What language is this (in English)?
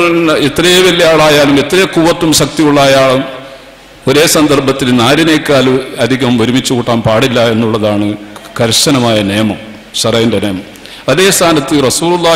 Malayalam